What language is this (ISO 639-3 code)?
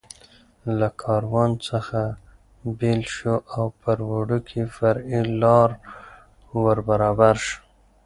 pus